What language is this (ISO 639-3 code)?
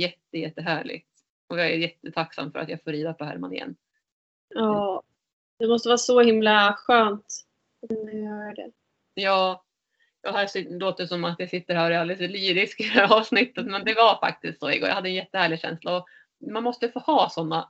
swe